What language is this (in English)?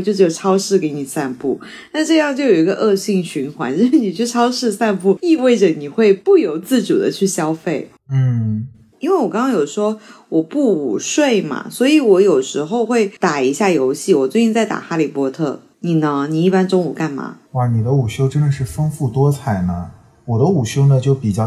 Chinese